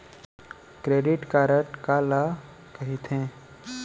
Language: Chhattisgarhi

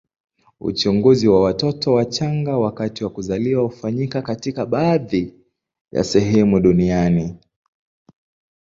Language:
Swahili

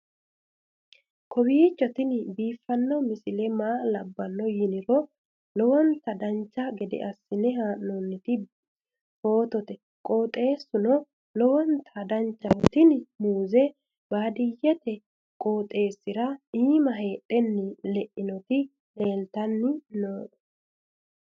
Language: Sidamo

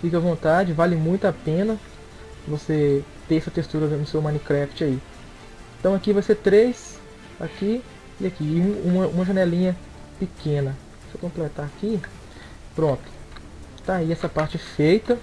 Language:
Portuguese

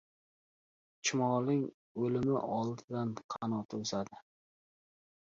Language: Uzbek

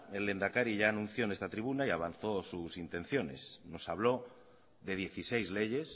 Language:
Spanish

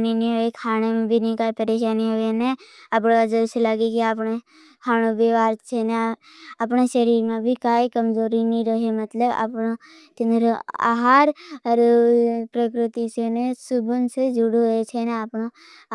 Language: Bhili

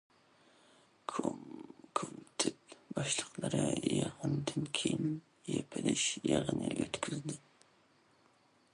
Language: Uyghur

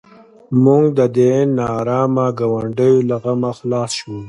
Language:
Pashto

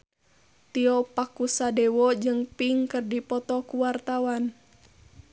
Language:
Sundanese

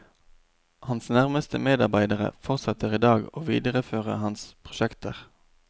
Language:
Norwegian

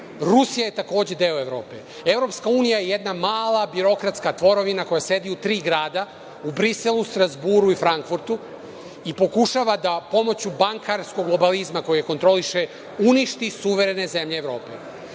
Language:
Serbian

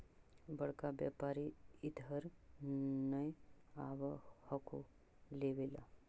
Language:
Magahi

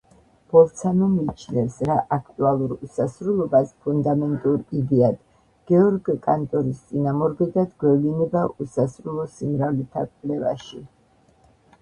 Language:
Georgian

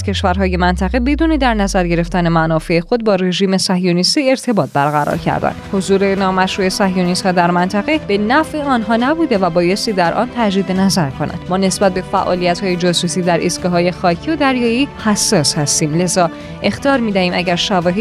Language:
Persian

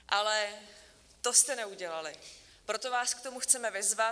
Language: Czech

